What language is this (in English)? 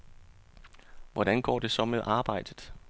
Danish